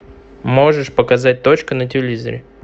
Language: Russian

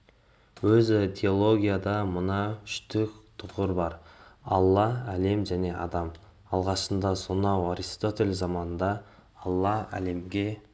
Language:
Kazakh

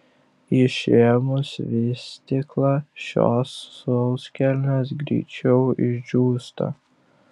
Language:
Lithuanian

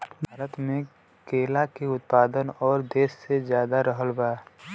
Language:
Bhojpuri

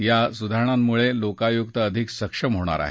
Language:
Marathi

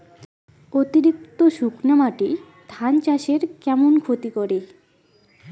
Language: Bangla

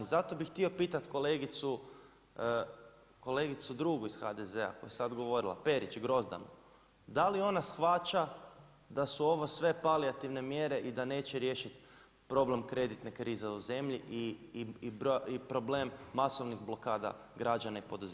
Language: Croatian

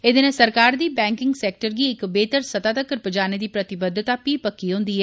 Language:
Dogri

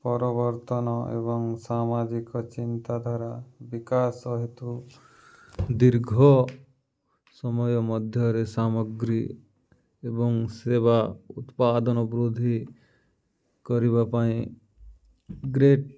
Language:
Odia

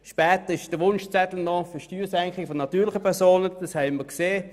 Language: Swiss German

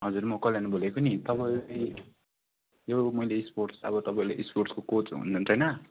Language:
Nepali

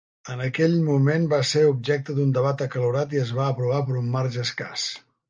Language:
Catalan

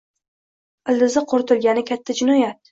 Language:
Uzbek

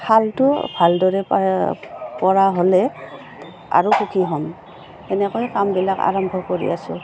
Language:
Assamese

